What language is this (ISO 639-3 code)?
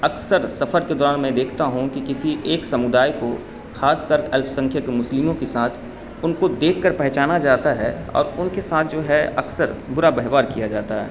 urd